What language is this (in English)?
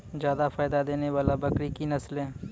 Maithili